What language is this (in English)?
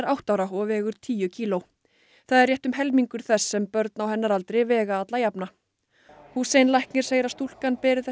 Icelandic